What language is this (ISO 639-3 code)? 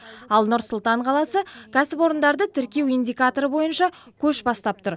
kaz